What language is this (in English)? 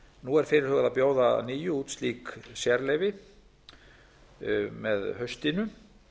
Icelandic